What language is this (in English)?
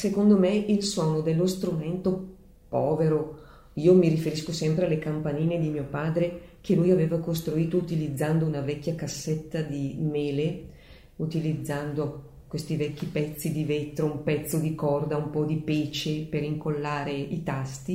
Italian